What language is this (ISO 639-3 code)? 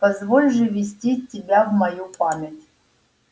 rus